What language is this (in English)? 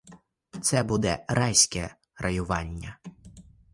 Ukrainian